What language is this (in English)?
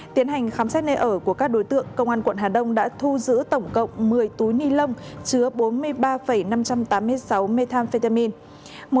Vietnamese